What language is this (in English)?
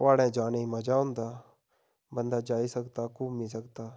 Dogri